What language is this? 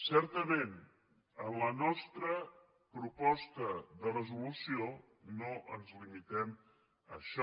Catalan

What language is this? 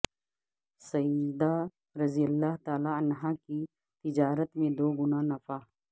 Urdu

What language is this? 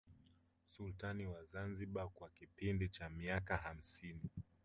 Swahili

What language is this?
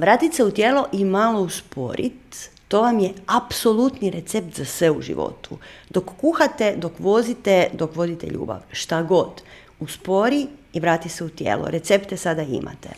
Croatian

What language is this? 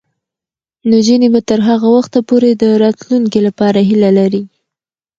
Pashto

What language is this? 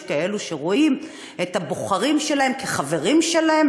Hebrew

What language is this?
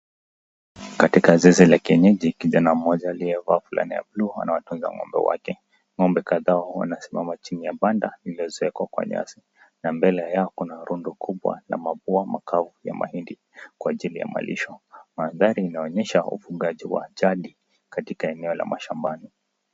Swahili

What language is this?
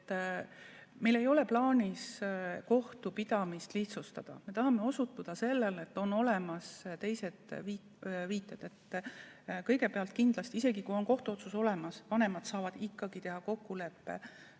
Estonian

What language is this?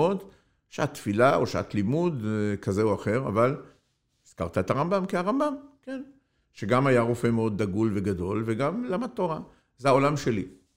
Hebrew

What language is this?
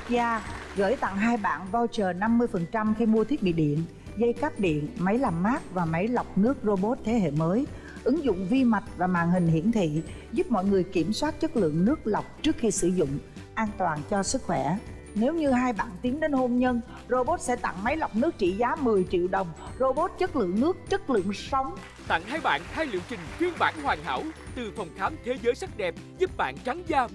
Vietnamese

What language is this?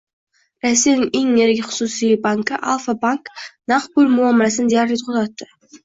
Uzbek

